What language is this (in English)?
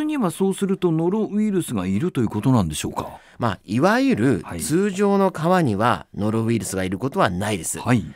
Japanese